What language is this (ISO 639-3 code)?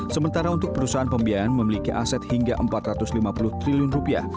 ind